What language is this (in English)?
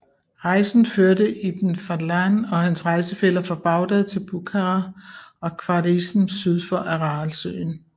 Danish